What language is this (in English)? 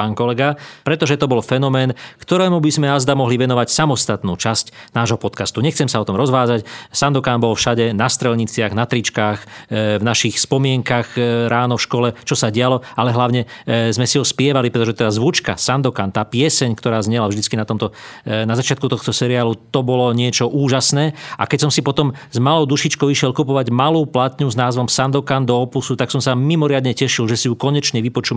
Slovak